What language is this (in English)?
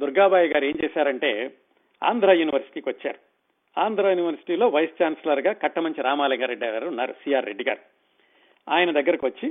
Telugu